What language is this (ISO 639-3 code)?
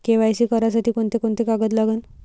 mar